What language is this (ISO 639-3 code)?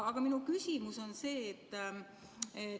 est